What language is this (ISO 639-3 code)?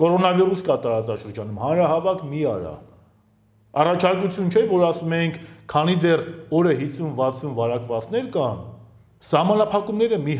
tur